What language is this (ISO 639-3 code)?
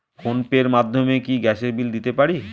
ben